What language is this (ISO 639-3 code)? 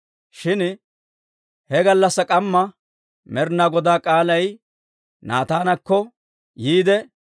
dwr